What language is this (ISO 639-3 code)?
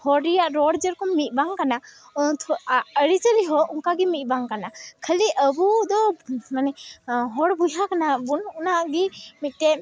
sat